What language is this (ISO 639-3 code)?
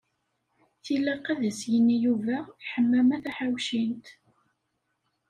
kab